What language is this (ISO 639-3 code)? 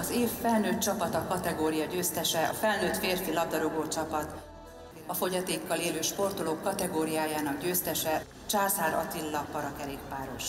hun